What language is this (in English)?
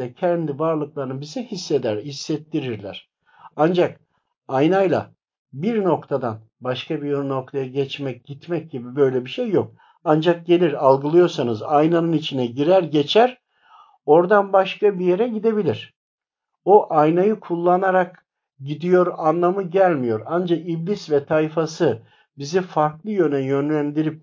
Turkish